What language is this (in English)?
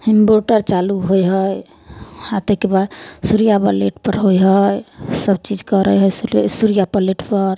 Maithili